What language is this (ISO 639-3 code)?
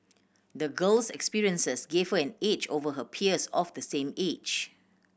eng